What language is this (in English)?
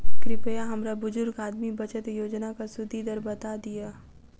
Maithili